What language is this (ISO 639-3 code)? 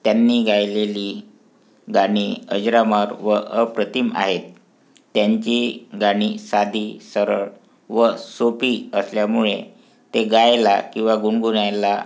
mar